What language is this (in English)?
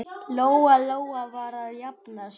Icelandic